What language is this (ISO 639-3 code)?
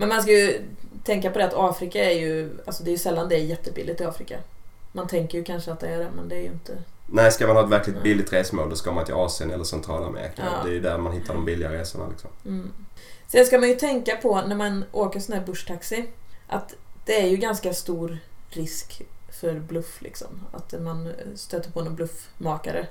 swe